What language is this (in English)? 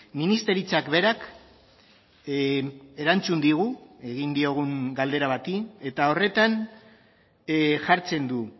Basque